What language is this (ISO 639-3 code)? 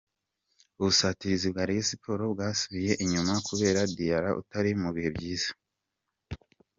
kin